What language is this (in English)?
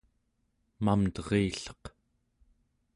Central Yupik